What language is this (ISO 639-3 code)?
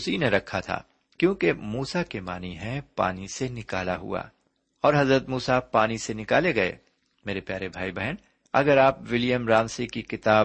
urd